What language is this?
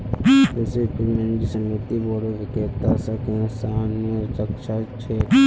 Magahi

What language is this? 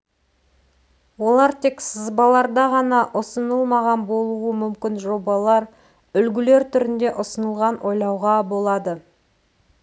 Kazakh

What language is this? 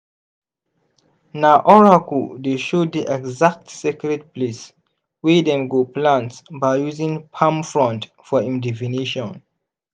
Nigerian Pidgin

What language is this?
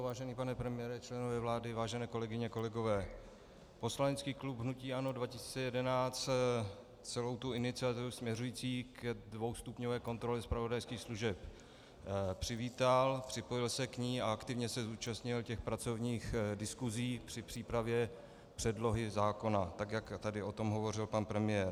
Czech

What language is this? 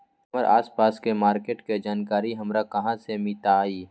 Magahi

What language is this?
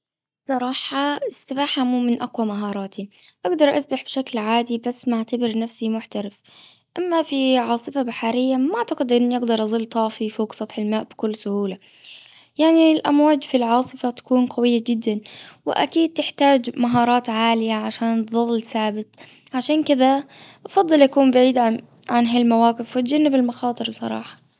Gulf Arabic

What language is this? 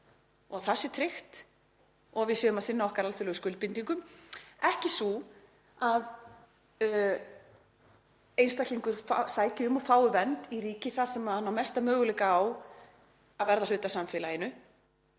Icelandic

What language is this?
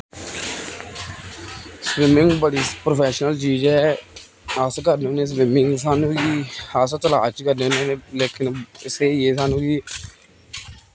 Dogri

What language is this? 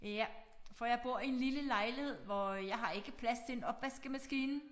Danish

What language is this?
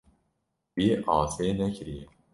Kurdish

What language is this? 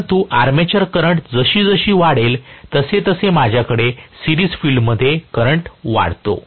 Marathi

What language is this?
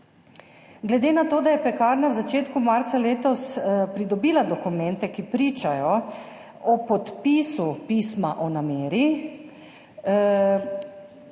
Slovenian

